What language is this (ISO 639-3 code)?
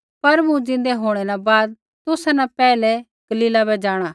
kfx